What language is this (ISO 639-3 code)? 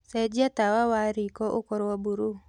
kik